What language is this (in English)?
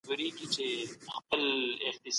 Pashto